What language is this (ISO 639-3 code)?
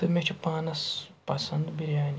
kas